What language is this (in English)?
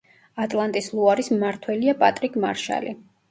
Georgian